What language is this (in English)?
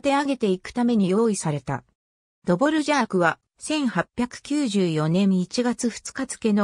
Japanese